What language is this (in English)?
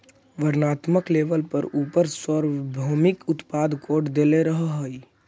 Magahi